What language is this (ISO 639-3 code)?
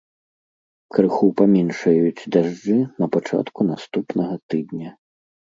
bel